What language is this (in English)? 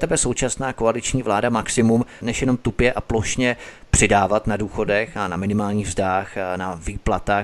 Czech